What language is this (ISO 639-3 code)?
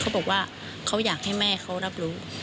tha